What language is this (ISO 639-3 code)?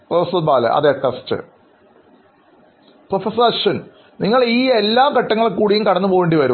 mal